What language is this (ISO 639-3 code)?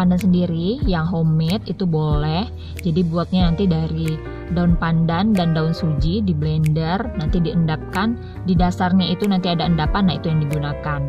ind